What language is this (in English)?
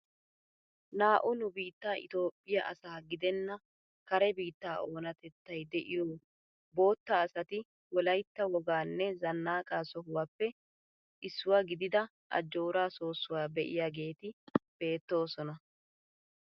Wolaytta